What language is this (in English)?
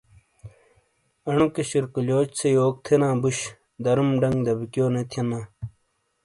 Shina